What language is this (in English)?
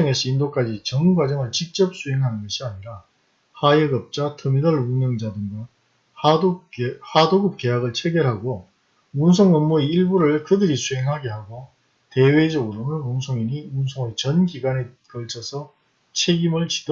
Korean